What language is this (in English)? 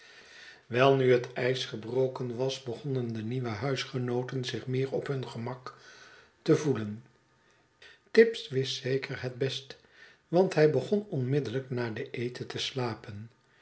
Dutch